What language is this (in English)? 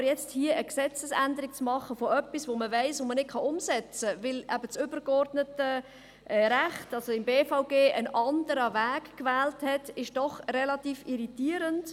Swiss German